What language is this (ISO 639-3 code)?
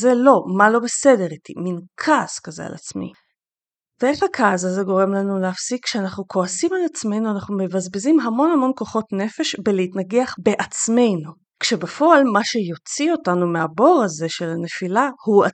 heb